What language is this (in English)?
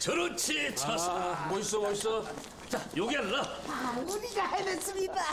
Korean